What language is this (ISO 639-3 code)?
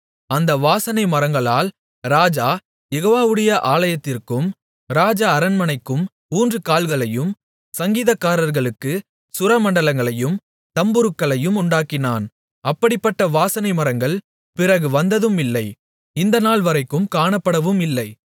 tam